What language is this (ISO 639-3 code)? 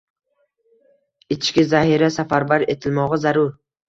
uzb